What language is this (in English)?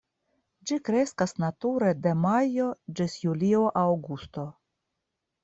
Esperanto